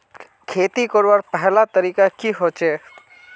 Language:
Magahi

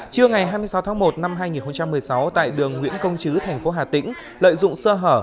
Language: Vietnamese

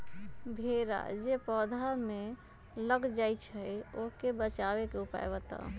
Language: Magahi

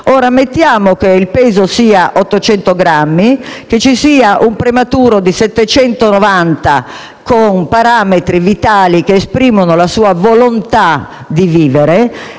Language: Italian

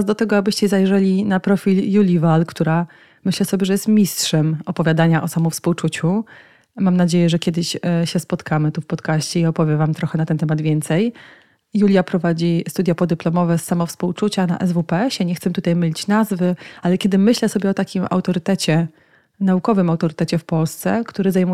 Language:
Polish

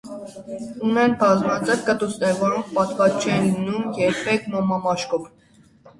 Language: Armenian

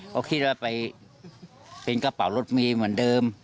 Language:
Thai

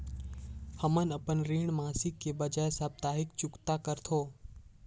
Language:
Chhattisgarhi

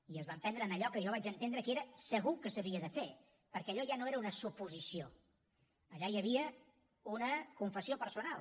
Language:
Catalan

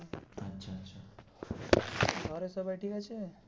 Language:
Bangla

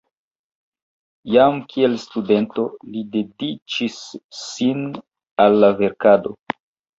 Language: Esperanto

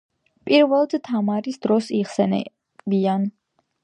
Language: Georgian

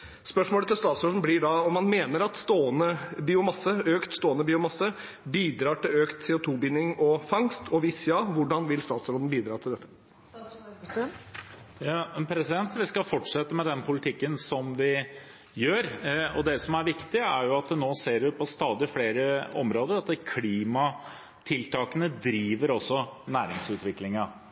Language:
Norwegian Bokmål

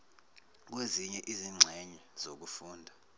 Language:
Zulu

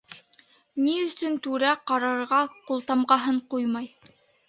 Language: Bashkir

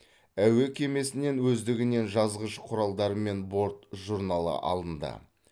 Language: Kazakh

